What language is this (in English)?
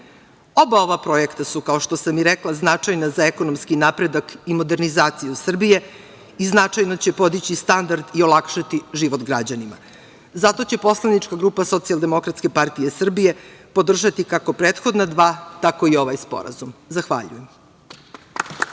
Serbian